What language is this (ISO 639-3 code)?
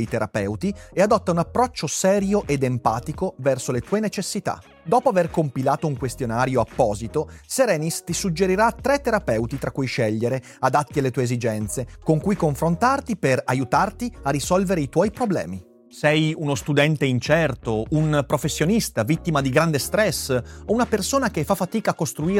ita